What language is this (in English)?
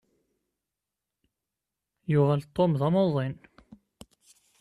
Kabyle